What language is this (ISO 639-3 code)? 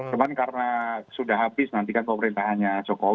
ind